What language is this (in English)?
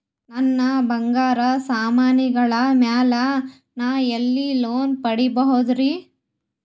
Kannada